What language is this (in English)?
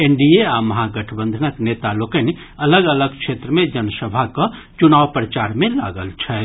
Maithili